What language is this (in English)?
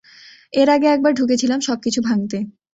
Bangla